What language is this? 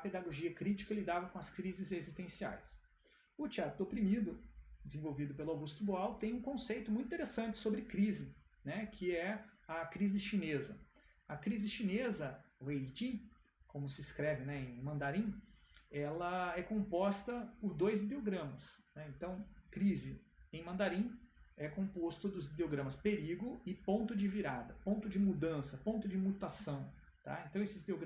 Portuguese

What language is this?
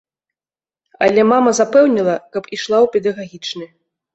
Belarusian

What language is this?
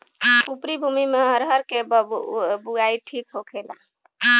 Bhojpuri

